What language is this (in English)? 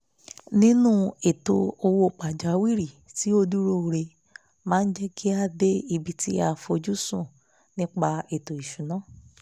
Yoruba